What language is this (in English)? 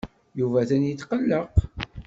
Kabyle